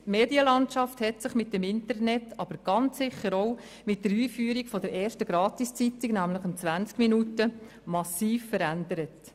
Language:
Swiss German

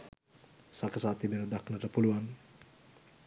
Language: Sinhala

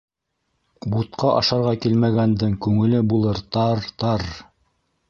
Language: Bashkir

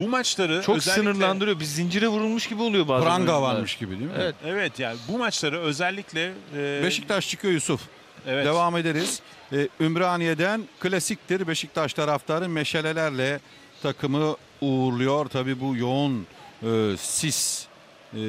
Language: Turkish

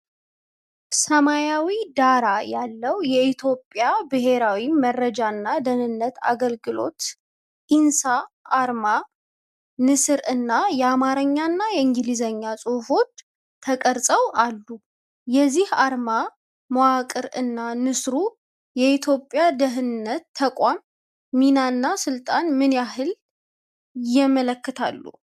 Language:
Amharic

